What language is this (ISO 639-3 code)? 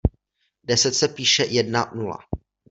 ces